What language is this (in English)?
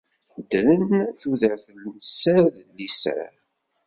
Kabyle